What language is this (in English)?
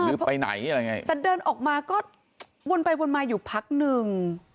Thai